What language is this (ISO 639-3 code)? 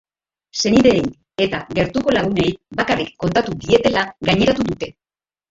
eus